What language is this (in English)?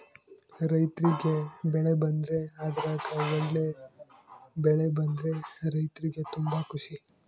Kannada